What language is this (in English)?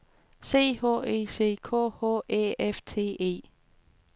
Danish